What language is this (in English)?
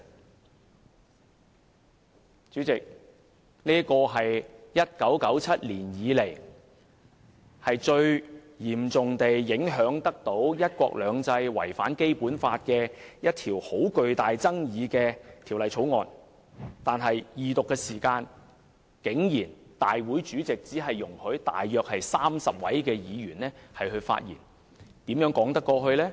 Cantonese